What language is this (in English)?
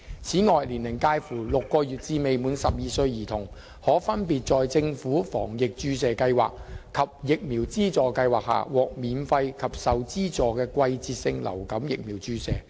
Cantonese